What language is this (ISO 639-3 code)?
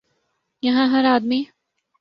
urd